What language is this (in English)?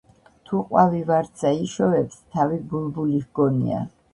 Georgian